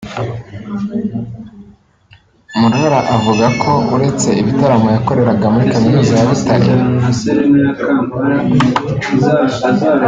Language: Kinyarwanda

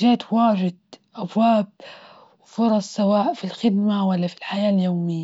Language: Libyan Arabic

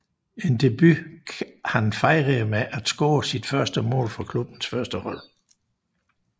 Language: Danish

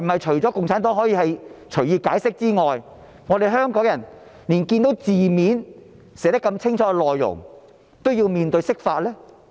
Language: Cantonese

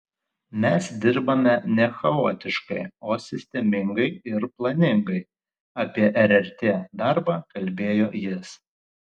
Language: Lithuanian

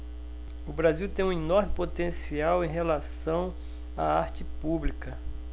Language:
Portuguese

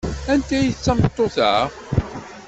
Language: Kabyle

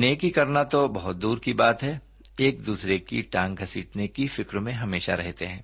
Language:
Urdu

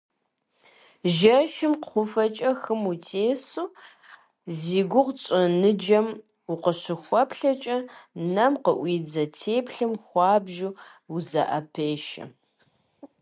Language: Kabardian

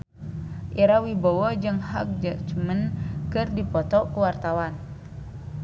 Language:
Sundanese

